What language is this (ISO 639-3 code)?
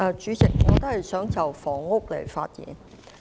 yue